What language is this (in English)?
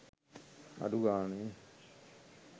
Sinhala